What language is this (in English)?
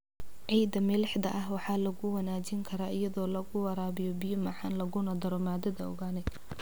Somali